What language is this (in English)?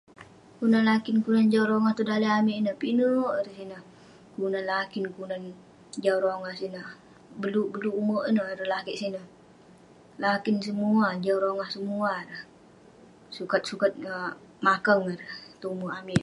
Western Penan